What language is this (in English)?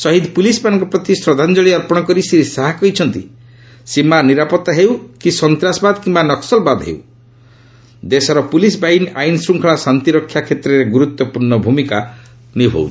Odia